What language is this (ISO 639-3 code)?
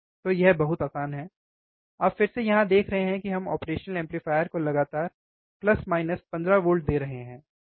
hin